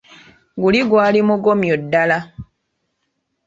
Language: Ganda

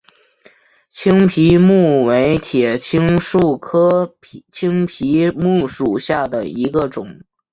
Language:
Chinese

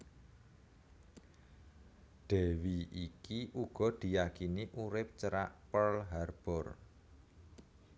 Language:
Javanese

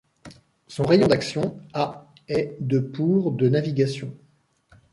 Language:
French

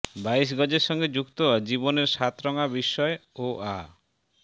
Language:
Bangla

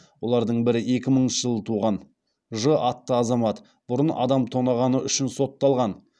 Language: Kazakh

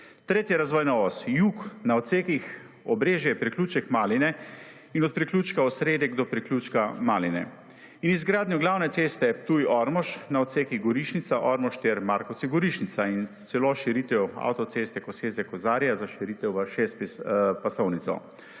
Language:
Slovenian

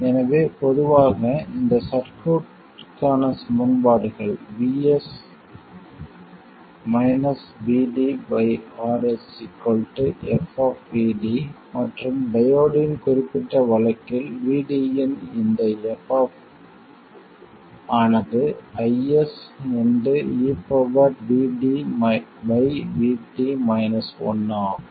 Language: Tamil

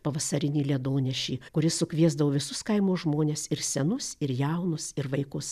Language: Lithuanian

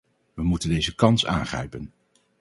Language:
Dutch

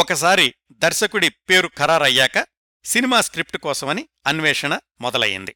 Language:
Telugu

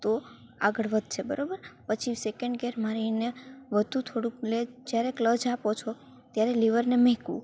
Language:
Gujarati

